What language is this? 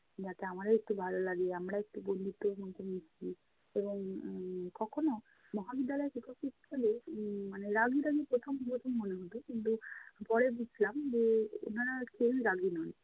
Bangla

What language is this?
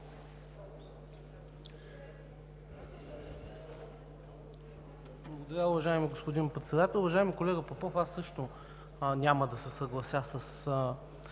Bulgarian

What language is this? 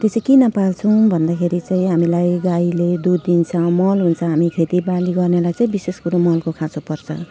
Nepali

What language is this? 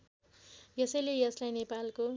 Nepali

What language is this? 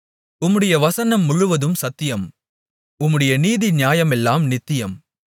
Tamil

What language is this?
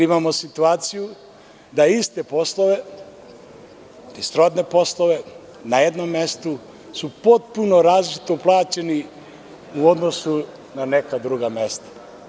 Serbian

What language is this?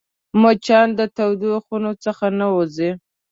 Pashto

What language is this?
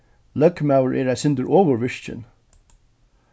Faroese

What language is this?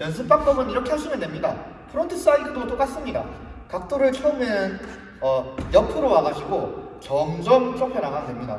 Korean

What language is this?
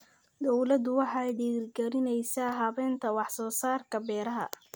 Somali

